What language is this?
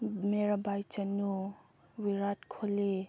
Manipuri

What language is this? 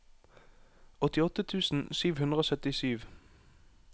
Norwegian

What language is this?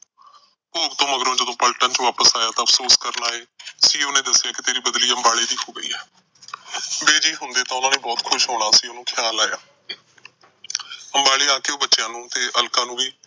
Punjabi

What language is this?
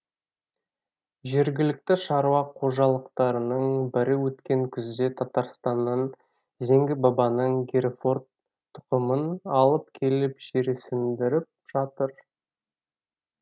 Kazakh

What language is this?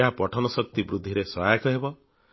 Odia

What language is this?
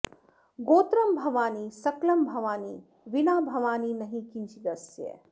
Sanskrit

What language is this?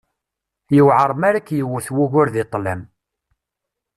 Kabyle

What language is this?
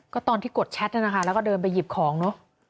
Thai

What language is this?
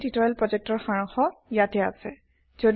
Assamese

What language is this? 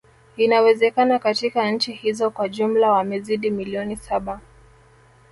Swahili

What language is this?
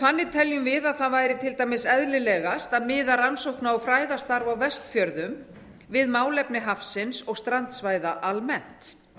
Icelandic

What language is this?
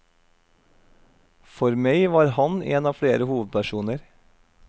Norwegian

